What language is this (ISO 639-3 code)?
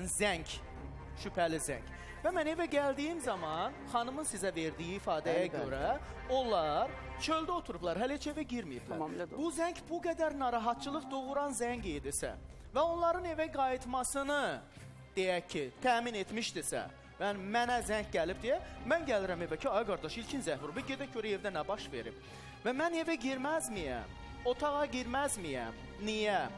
tur